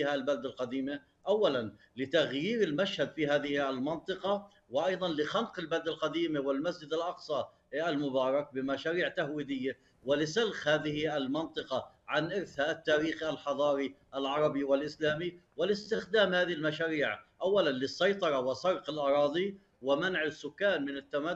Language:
Arabic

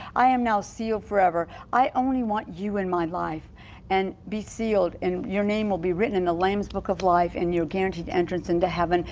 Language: English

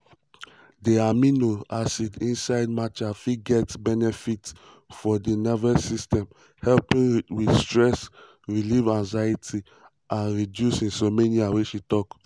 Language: Nigerian Pidgin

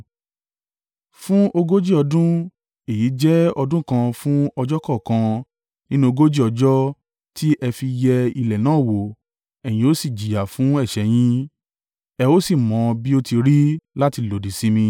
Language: Yoruba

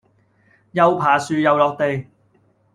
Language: Cantonese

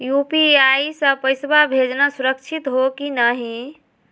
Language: Magahi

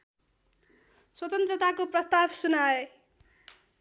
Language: Nepali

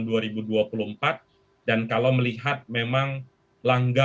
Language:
Indonesian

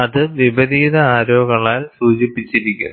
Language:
Malayalam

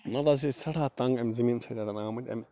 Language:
Kashmiri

